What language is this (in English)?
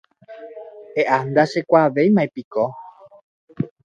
Guarani